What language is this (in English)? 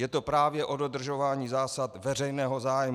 Czech